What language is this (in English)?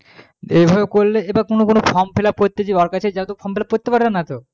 Bangla